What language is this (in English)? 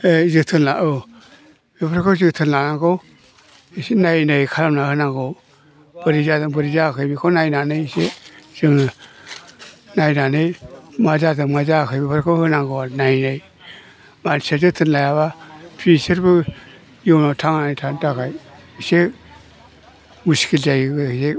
Bodo